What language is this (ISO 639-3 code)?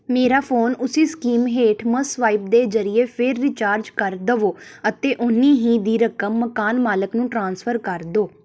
pan